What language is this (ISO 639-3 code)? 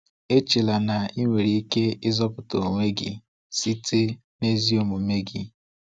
ibo